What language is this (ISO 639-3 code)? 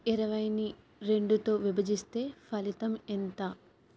tel